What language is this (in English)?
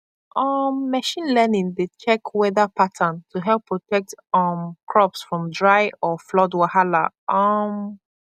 Nigerian Pidgin